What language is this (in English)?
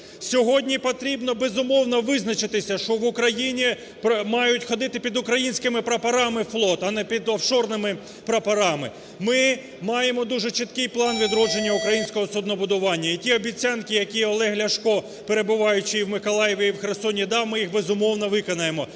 Ukrainian